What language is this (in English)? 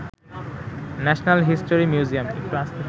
Bangla